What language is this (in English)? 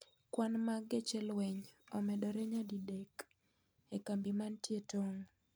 Luo (Kenya and Tanzania)